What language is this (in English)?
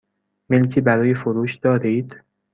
Persian